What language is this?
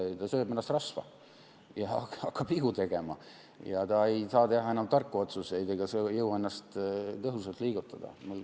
Estonian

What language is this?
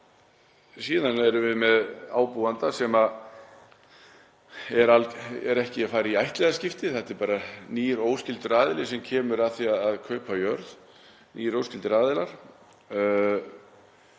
Icelandic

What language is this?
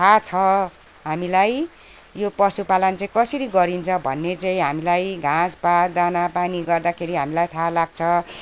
Nepali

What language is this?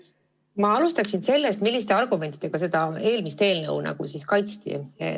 Estonian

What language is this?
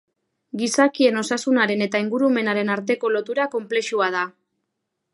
Basque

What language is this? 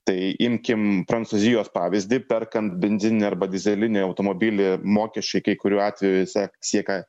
Lithuanian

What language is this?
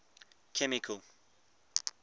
English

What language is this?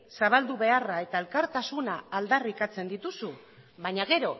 Basque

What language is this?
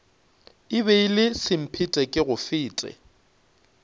Northern Sotho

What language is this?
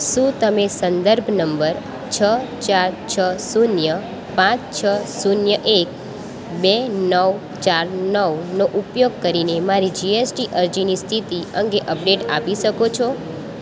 Gujarati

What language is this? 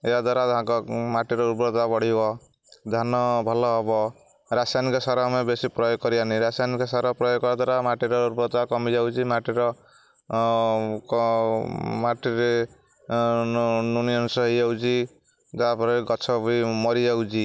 Odia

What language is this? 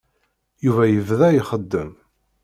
Kabyle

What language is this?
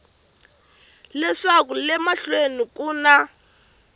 Tsonga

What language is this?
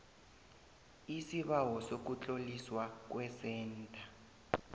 South Ndebele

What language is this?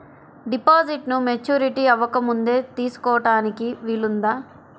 Telugu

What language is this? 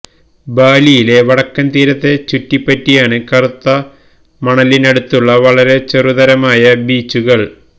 Malayalam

